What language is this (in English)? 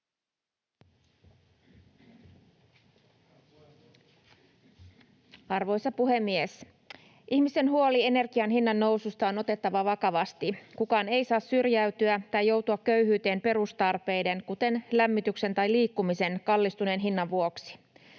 Finnish